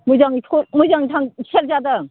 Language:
Bodo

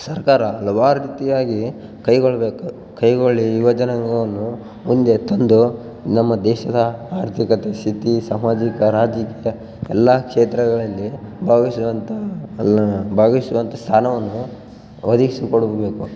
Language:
Kannada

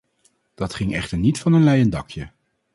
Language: Dutch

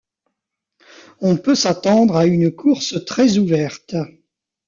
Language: French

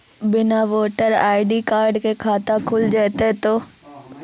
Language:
Maithili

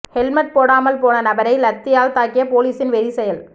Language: Tamil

